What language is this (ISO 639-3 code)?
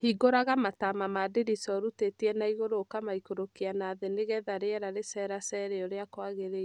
kik